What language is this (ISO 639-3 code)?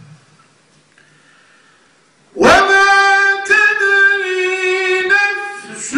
ara